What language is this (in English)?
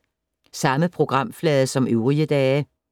Danish